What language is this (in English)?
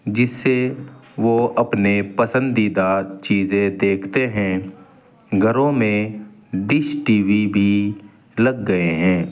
Urdu